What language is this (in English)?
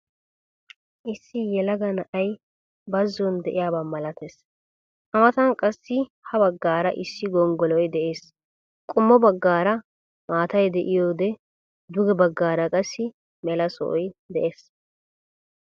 Wolaytta